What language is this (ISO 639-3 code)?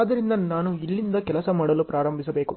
kan